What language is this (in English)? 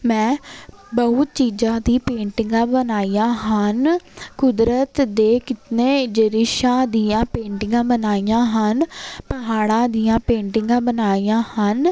Punjabi